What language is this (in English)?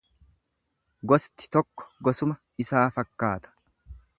Oromo